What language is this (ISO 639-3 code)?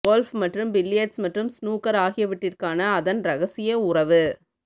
tam